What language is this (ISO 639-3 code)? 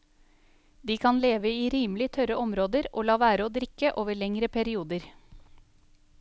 nor